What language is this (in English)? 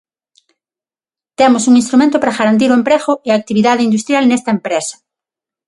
Galician